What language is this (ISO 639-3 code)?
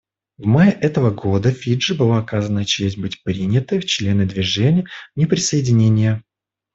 rus